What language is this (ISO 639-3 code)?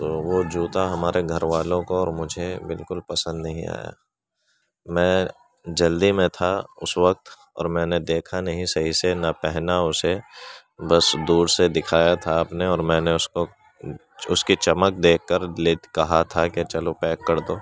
urd